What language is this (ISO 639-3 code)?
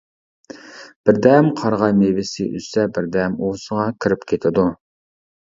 uig